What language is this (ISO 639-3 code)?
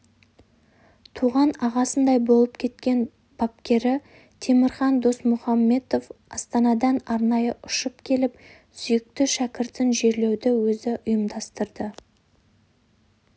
kaz